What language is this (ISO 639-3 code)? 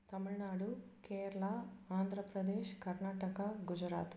tam